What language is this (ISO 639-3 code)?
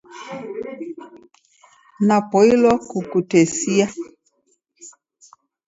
dav